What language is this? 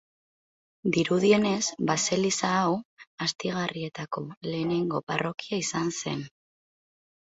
Basque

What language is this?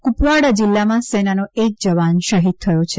Gujarati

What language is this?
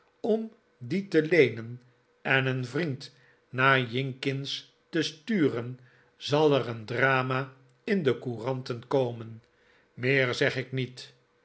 Dutch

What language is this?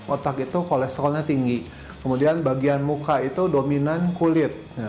Indonesian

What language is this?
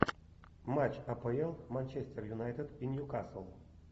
Russian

